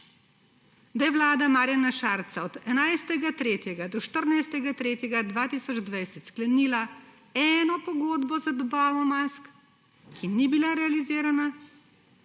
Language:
Slovenian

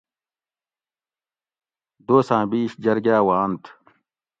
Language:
Gawri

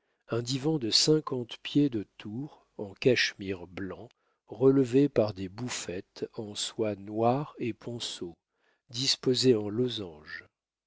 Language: French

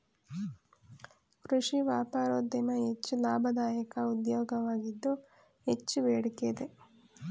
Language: Kannada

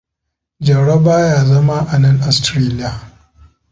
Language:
Hausa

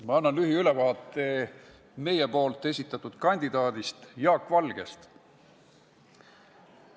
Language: Estonian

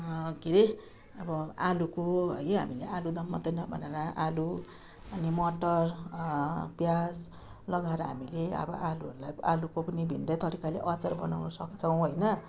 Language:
Nepali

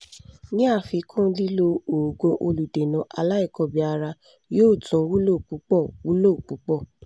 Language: Yoruba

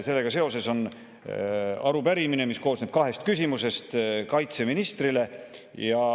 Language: Estonian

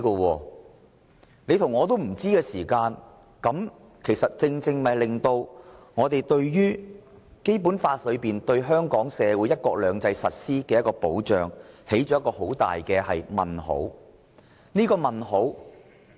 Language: Cantonese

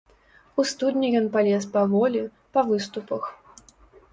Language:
Belarusian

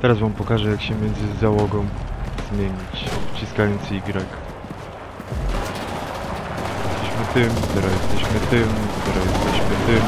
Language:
Polish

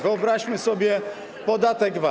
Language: Polish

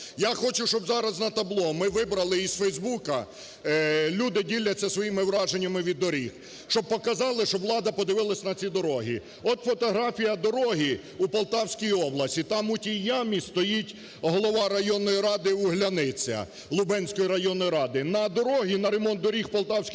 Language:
Ukrainian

